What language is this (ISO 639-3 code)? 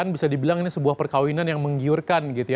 ind